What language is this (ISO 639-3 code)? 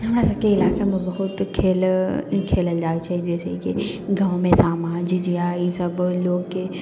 mai